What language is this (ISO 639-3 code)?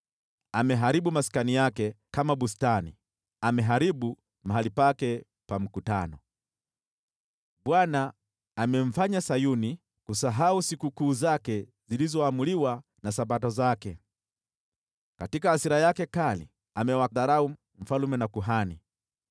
swa